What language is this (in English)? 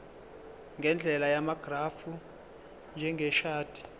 Zulu